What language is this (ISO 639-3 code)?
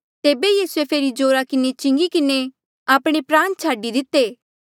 mjl